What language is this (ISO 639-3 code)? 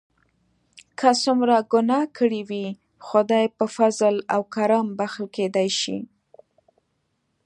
pus